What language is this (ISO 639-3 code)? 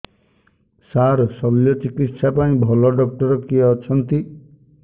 ori